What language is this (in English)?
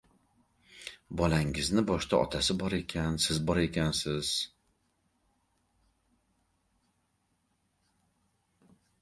Uzbek